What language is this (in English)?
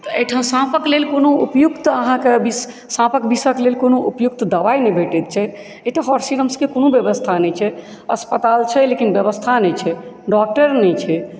Maithili